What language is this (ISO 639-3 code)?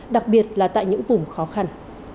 vie